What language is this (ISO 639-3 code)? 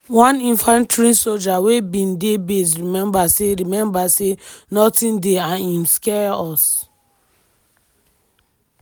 pcm